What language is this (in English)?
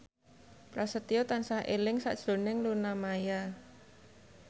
Javanese